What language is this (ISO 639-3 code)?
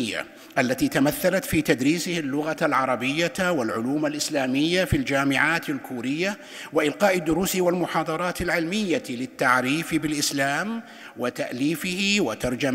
ara